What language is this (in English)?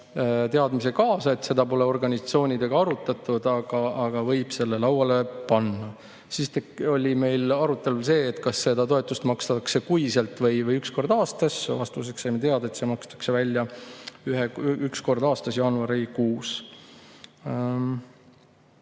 Estonian